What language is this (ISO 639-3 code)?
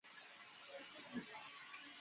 zho